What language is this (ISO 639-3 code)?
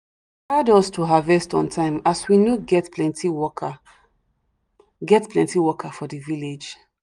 pcm